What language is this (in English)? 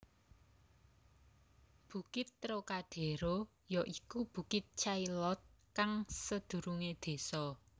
Javanese